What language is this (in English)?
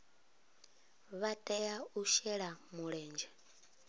Venda